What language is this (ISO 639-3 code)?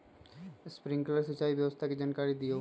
mag